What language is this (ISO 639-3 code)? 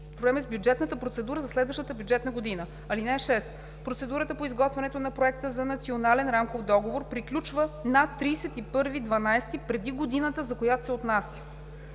bul